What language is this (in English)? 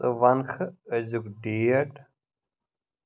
Kashmiri